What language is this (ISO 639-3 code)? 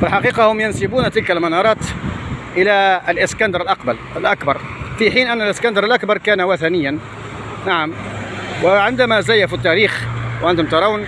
ara